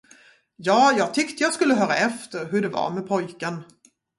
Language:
Swedish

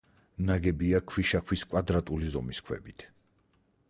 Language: Georgian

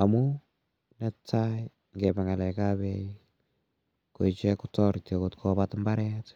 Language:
Kalenjin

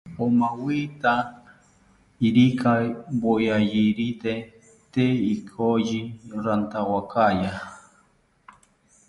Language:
South Ucayali Ashéninka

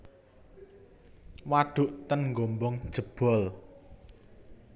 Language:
Javanese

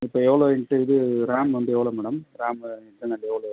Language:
Tamil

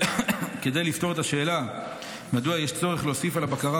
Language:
Hebrew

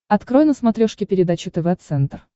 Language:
Russian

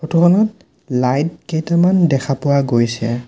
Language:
Assamese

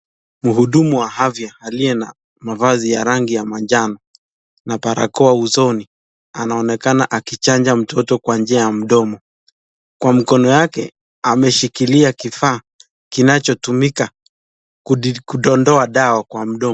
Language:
Swahili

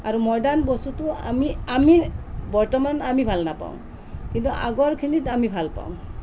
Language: Assamese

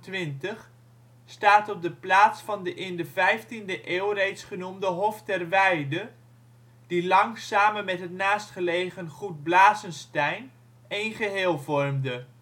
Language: Dutch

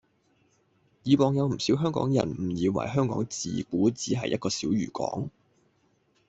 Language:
Cantonese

